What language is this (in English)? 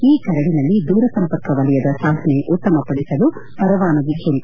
Kannada